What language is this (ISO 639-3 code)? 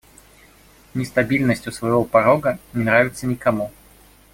rus